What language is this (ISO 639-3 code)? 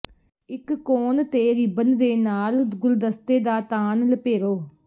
pan